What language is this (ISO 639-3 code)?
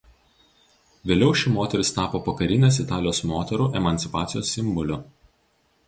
lit